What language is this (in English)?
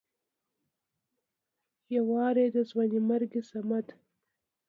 Pashto